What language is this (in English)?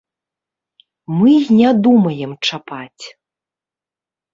Belarusian